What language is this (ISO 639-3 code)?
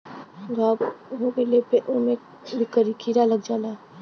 bho